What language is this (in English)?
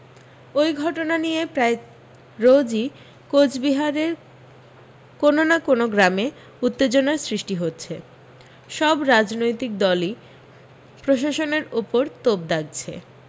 Bangla